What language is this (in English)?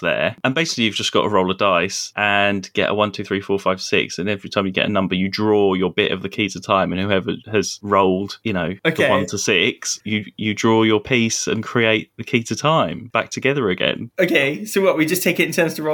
English